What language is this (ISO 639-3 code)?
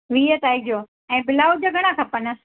snd